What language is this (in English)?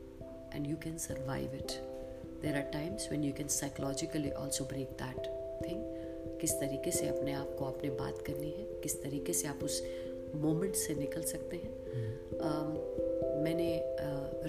Hindi